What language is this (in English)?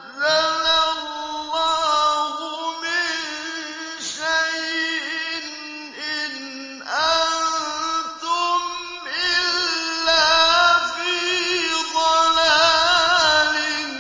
Arabic